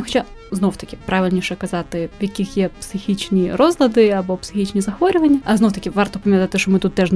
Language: Ukrainian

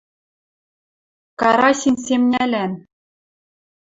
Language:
Western Mari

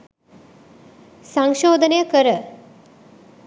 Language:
Sinhala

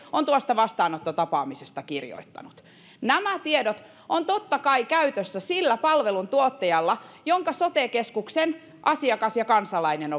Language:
Finnish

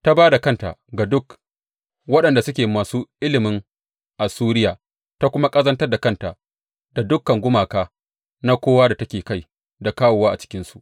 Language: Hausa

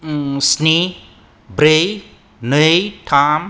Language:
Bodo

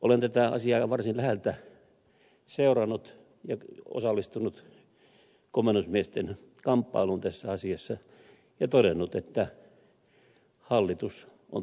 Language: Finnish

